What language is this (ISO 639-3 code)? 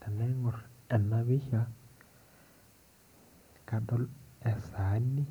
mas